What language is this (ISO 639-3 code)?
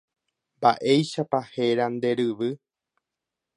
grn